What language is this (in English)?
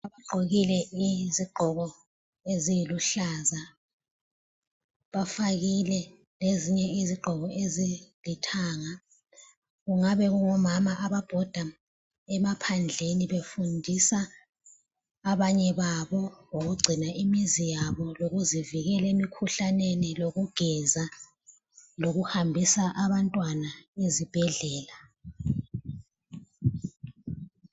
North Ndebele